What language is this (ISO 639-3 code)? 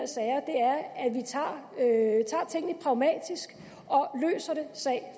dan